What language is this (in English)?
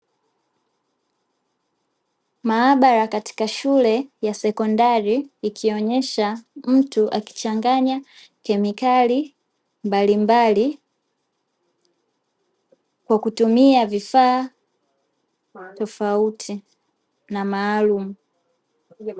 Swahili